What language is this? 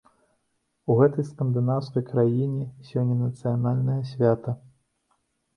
Belarusian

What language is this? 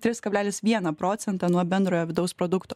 Lithuanian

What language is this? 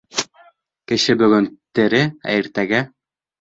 Bashkir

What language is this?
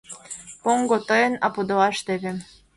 Mari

